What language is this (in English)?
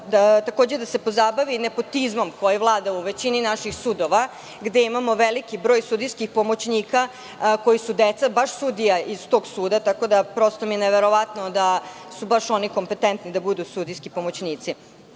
Serbian